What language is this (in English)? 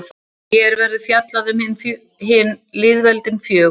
Icelandic